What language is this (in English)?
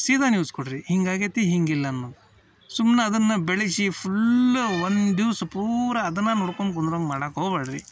Kannada